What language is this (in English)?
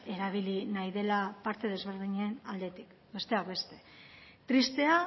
Basque